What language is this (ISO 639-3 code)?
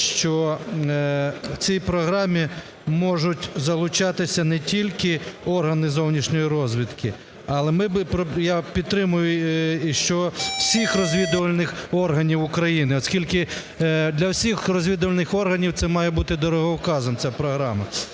ukr